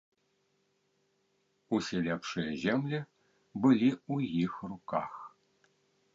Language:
Belarusian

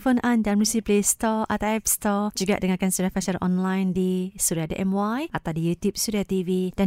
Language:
Malay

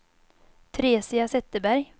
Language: Swedish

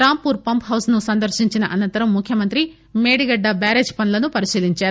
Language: Telugu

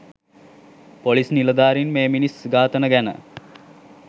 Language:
Sinhala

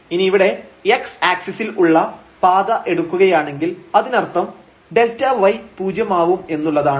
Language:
Malayalam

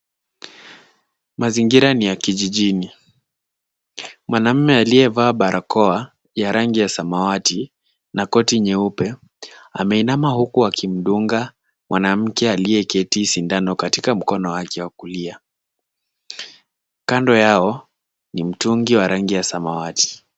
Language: Swahili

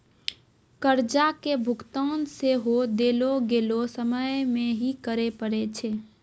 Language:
Maithili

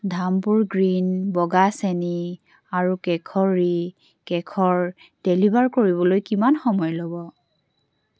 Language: Assamese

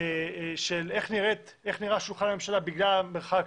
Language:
Hebrew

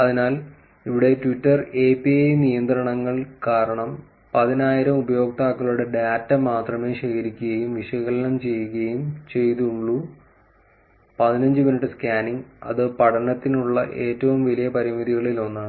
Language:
Malayalam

